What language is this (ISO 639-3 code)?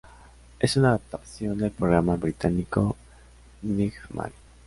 spa